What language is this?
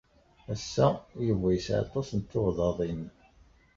Kabyle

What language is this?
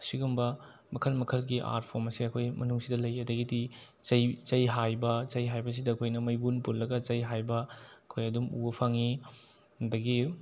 Manipuri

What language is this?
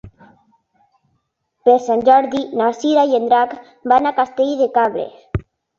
Catalan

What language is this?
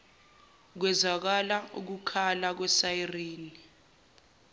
Zulu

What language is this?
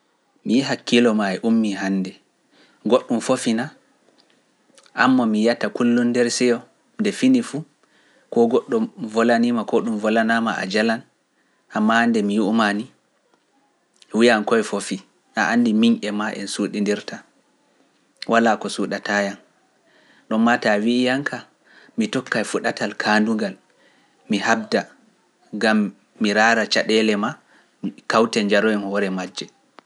Pular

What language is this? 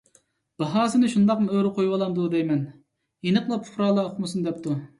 Uyghur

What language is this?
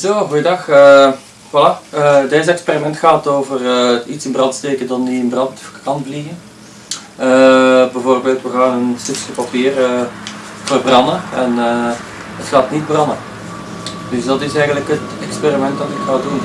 Dutch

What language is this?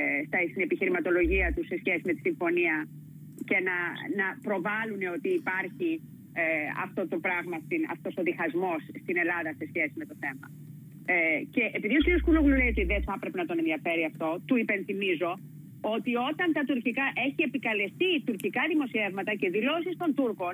Greek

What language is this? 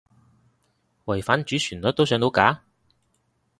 Cantonese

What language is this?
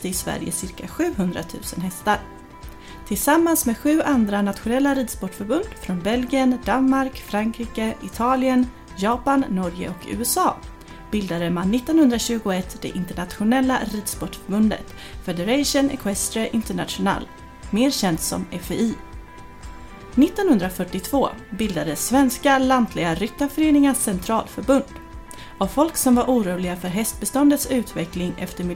Swedish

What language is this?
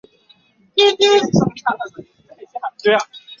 Chinese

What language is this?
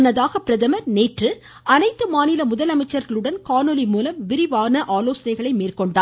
Tamil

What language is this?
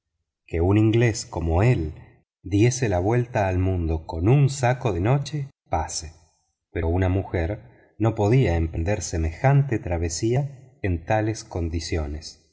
Spanish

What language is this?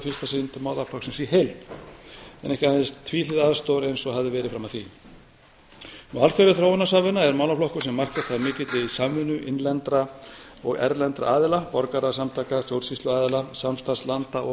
Icelandic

